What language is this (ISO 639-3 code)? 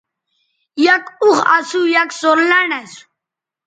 btv